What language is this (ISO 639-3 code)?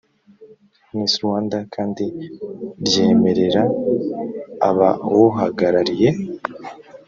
kin